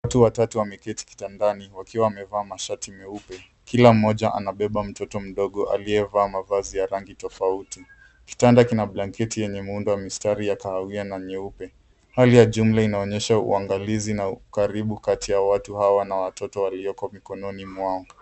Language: Swahili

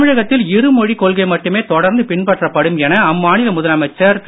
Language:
Tamil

